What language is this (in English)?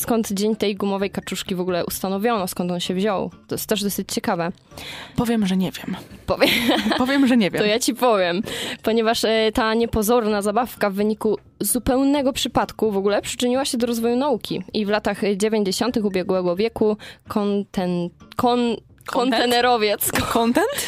Polish